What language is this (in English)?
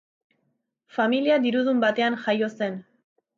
Basque